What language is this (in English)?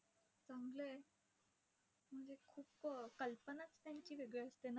Marathi